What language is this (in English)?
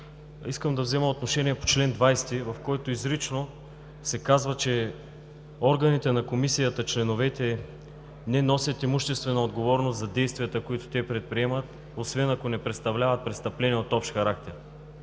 Bulgarian